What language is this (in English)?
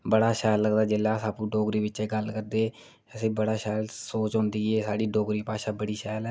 Dogri